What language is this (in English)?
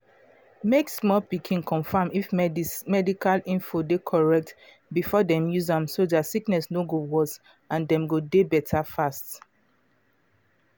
Nigerian Pidgin